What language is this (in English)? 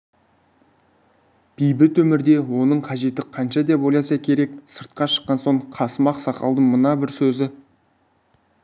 Kazakh